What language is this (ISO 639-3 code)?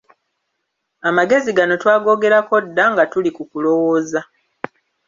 lug